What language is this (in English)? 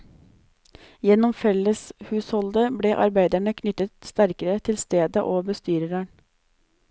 Norwegian